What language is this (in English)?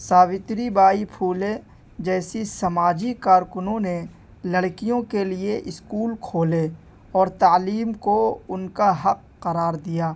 Urdu